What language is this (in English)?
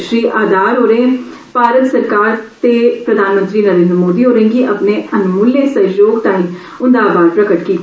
Dogri